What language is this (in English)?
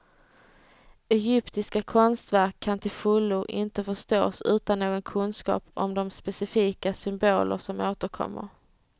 Swedish